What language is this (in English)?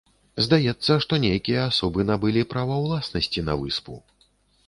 Belarusian